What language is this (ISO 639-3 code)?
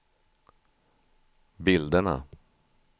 swe